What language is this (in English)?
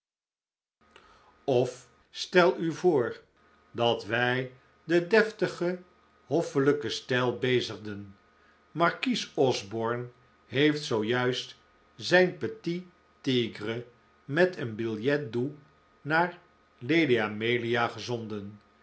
Dutch